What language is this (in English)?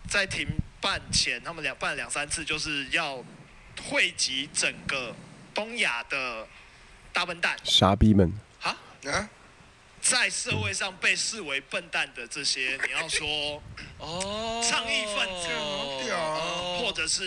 Chinese